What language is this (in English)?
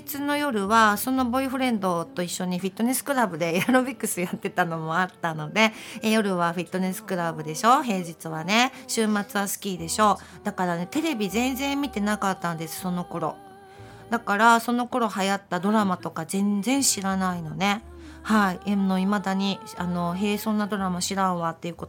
Japanese